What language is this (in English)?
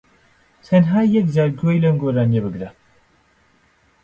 Central Kurdish